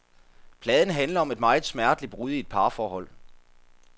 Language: Danish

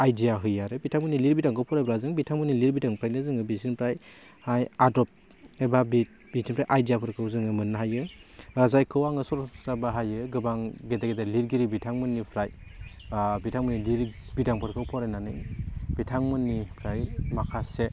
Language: Bodo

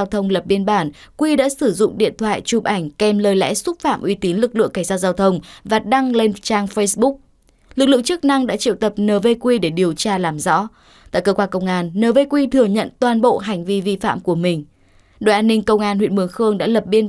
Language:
Vietnamese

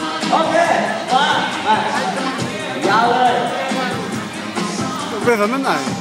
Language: Thai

